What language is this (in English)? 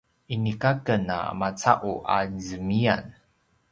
Paiwan